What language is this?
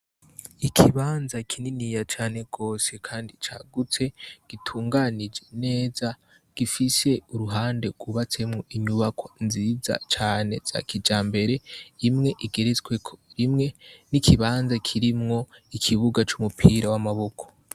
Rundi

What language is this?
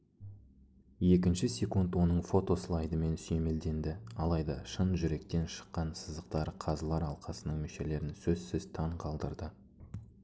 Kazakh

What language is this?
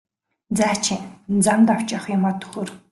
Mongolian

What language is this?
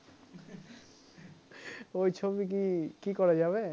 Bangla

